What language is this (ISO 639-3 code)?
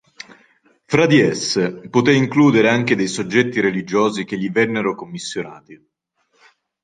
ita